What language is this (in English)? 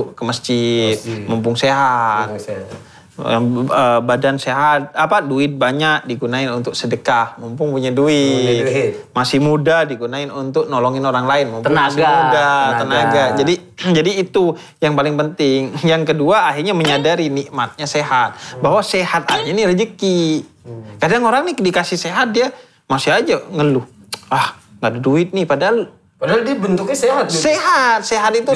Indonesian